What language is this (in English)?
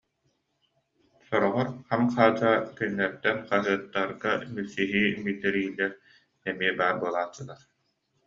Yakut